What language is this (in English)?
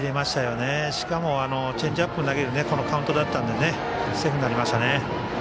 Japanese